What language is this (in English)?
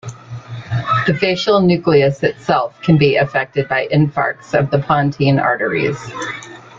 English